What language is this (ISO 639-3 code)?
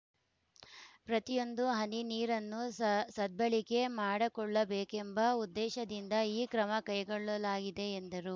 kan